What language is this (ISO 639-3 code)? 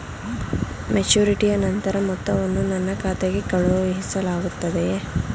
kan